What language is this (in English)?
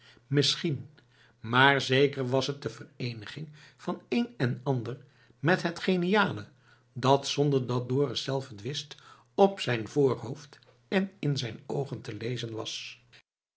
Dutch